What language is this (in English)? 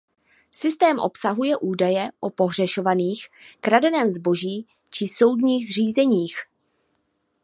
Czech